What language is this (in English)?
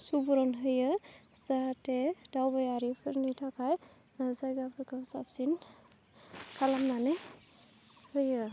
Bodo